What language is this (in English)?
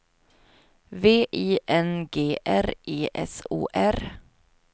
Swedish